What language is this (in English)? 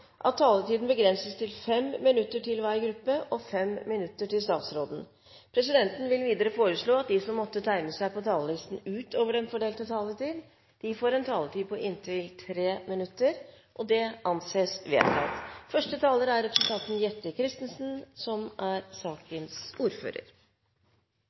Norwegian Bokmål